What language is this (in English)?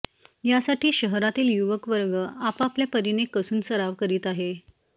Marathi